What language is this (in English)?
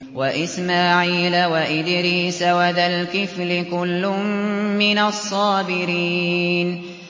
Arabic